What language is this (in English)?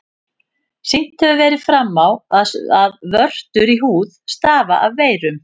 Icelandic